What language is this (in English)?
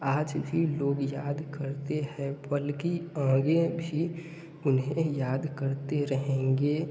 Hindi